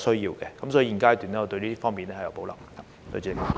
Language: Cantonese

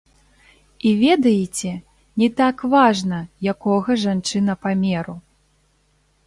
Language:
Belarusian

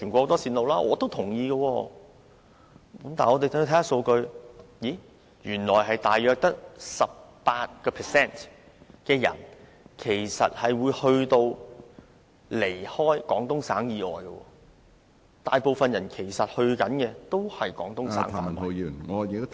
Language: Cantonese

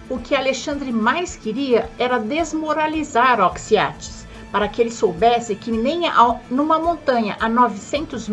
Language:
Portuguese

